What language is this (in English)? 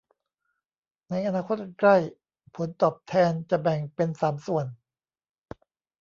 Thai